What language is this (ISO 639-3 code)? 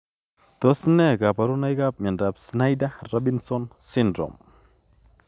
kln